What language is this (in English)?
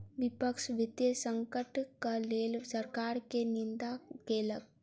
Maithili